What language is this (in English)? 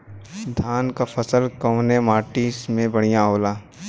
Bhojpuri